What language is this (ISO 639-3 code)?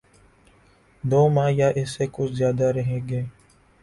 urd